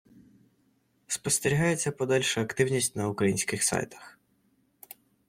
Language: Ukrainian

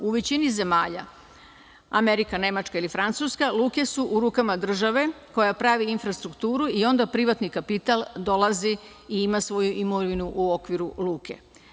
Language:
Serbian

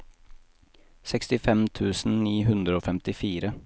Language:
Norwegian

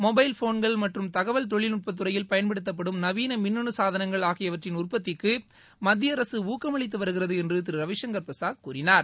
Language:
Tamil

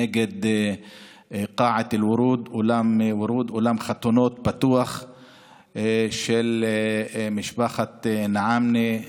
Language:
Hebrew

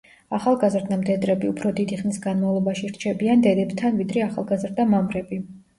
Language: Georgian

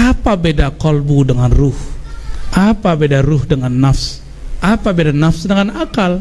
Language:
Indonesian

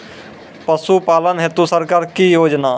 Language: Maithili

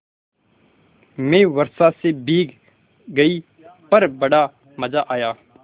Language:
Hindi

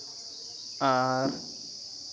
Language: Santali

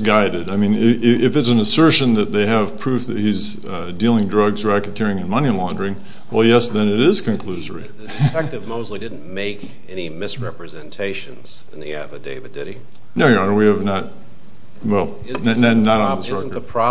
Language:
English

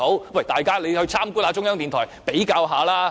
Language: Cantonese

